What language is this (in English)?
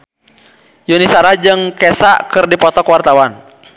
Sundanese